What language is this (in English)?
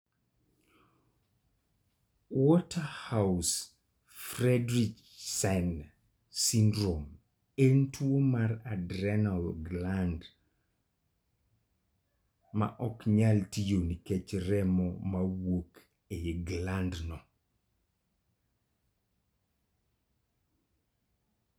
Luo (Kenya and Tanzania)